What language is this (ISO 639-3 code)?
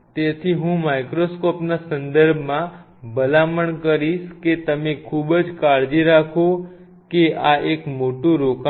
guj